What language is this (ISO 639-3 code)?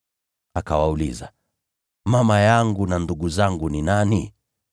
swa